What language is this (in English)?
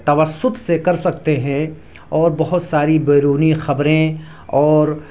Urdu